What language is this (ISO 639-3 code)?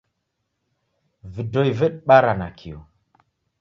dav